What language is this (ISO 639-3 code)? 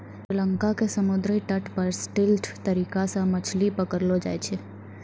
mai